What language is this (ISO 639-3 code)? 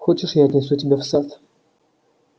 rus